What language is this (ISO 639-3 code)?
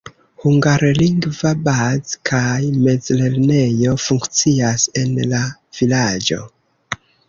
epo